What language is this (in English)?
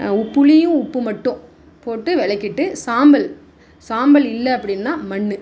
Tamil